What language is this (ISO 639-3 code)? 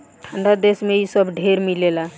bho